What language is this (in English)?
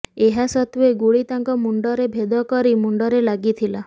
Odia